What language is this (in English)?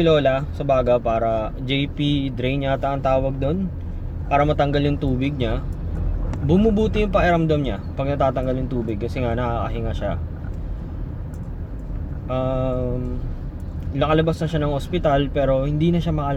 Filipino